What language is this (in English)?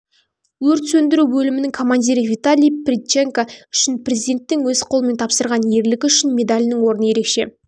Kazakh